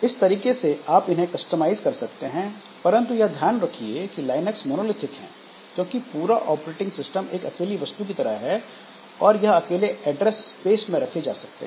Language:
Hindi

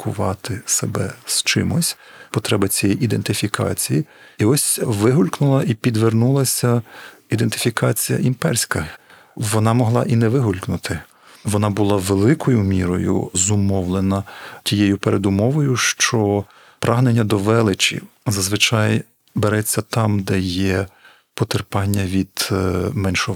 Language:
Ukrainian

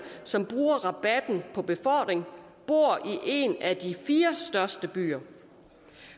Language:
Danish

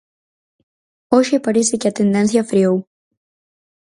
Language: Galician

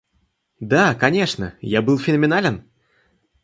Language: Russian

